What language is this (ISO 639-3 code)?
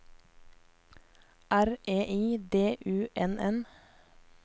nor